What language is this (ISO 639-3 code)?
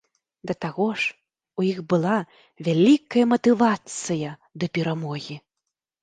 bel